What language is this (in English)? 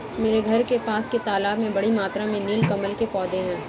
Hindi